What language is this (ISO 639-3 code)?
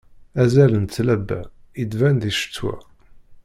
kab